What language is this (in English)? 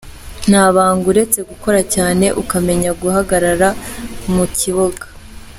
Kinyarwanda